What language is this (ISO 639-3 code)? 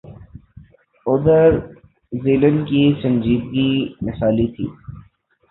urd